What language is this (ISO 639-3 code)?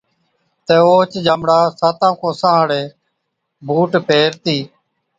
odk